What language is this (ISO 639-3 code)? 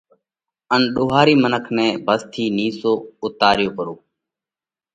kvx